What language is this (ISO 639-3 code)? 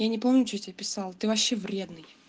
rus